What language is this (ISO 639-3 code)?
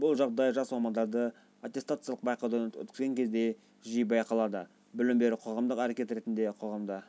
kaz